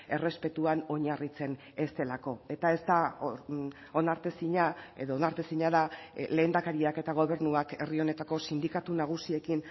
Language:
Basque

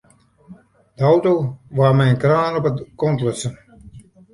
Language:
Western Frisian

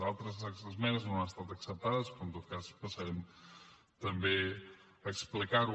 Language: Catalan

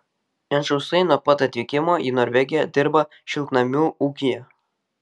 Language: Lithuanian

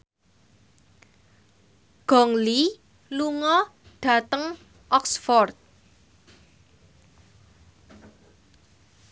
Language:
Javanese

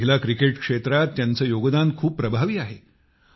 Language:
Marathi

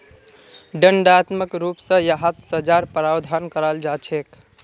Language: Magahi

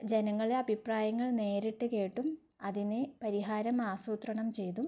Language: Malayalam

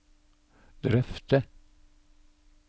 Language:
Norwegian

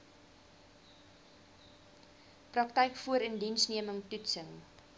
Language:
Afrikaans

